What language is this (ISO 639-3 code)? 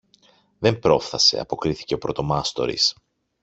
ell